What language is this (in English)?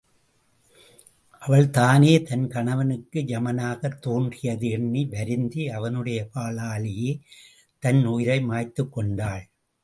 Tamil